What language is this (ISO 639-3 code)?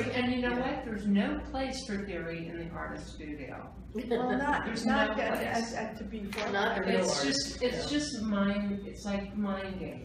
eng